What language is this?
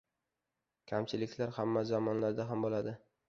Uzbek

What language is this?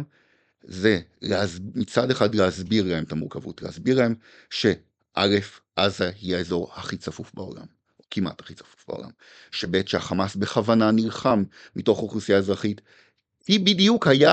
Hebrew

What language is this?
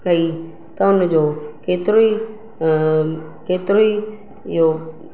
Sindhi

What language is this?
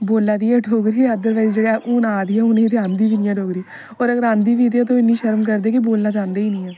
Dogri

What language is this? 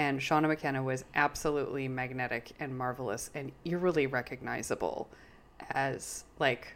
English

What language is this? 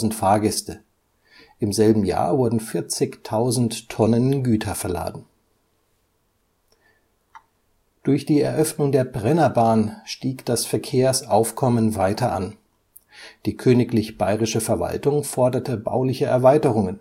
German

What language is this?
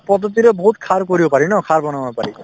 Assamese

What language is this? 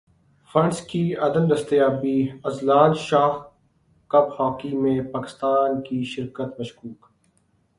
Urdu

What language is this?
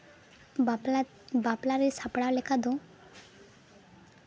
Santali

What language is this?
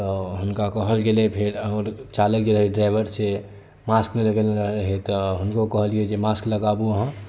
Maithili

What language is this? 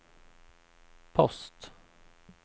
Swedish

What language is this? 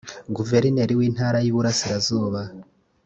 Kinyarwanda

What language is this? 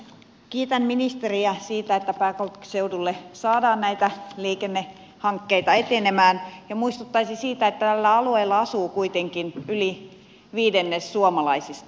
Finnish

